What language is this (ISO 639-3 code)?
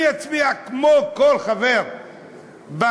heb